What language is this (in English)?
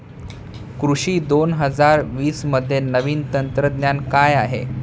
Marathi